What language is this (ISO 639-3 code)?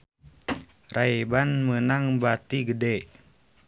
sun